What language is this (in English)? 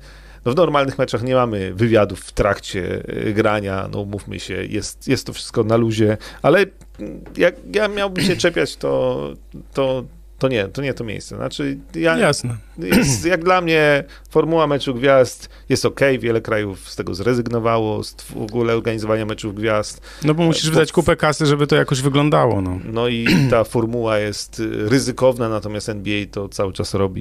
Polish